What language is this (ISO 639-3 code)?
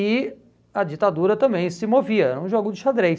por